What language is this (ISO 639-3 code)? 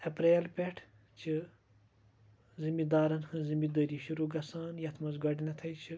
kas